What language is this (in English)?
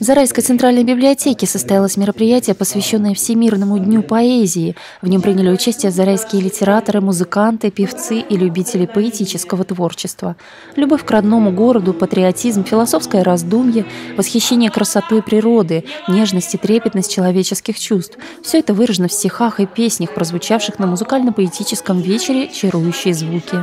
Russian